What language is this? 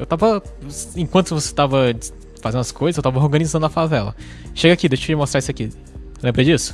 Portuguese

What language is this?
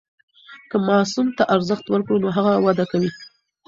Pashto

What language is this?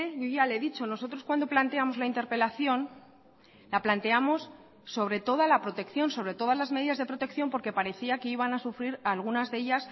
Spanish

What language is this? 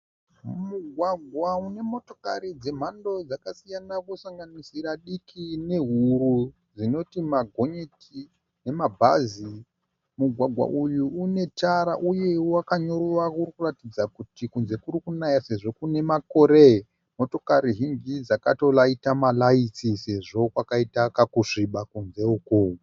Shona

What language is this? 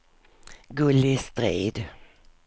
Swedish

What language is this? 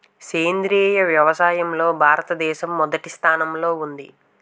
Telugu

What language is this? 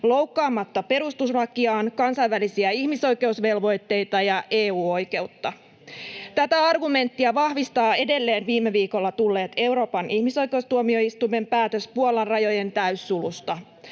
Finnish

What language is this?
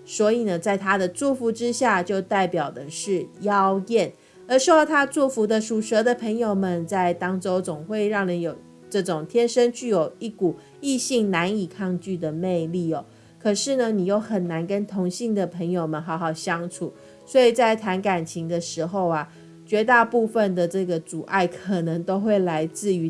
Chinese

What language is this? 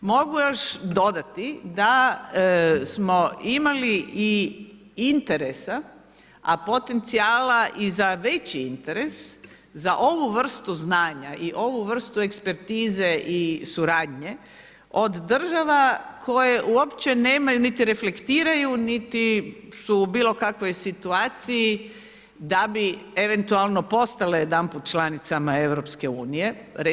Croatian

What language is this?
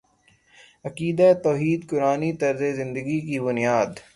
Urdu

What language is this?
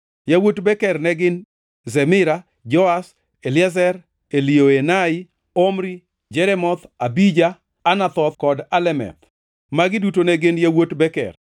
Luo (Kenya and Tanzania)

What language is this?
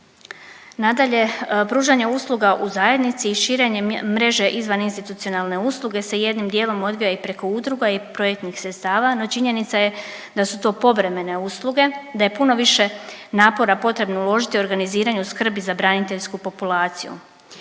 Croatian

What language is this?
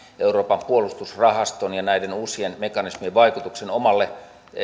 Finnish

